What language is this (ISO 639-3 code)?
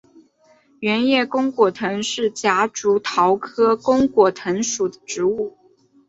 zho